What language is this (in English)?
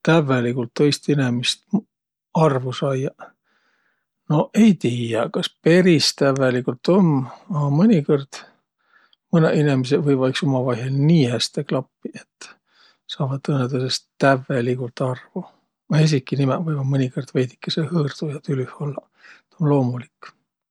Võro